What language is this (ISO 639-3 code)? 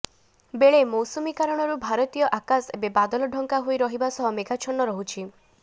ori